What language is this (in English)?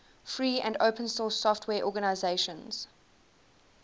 English